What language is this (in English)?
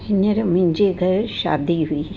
Sindhi